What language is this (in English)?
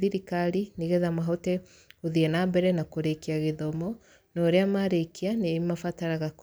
Kikuyu